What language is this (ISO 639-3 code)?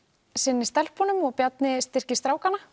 isl